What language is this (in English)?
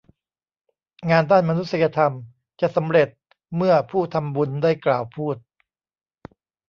Thai